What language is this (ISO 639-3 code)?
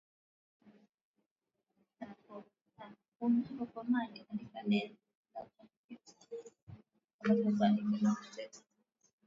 swa